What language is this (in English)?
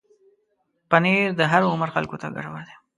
Pashto